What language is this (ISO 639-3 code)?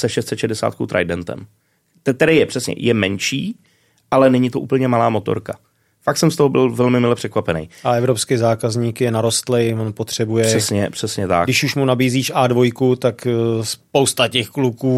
ces